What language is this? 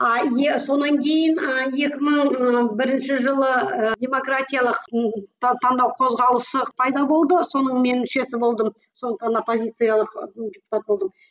Kazakh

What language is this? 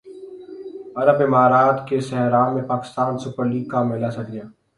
Urdu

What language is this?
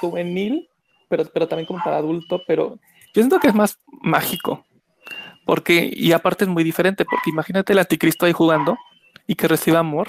Spanish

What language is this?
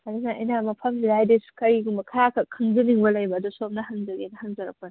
Manipuri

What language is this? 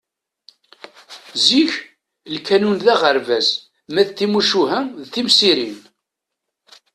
Kabyle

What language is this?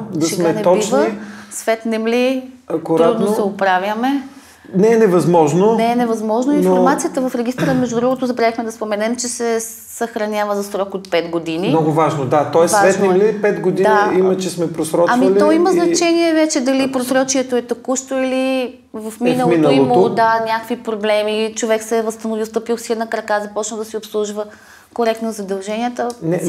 Bulgarian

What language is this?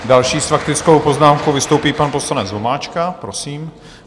Czech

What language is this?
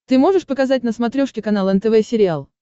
Russian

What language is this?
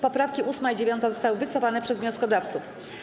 Polish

